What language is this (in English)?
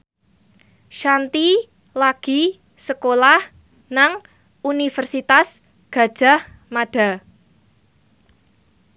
Javanese